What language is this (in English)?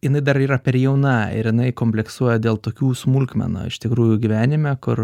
Lithuanian